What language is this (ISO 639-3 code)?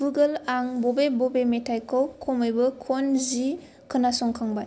brx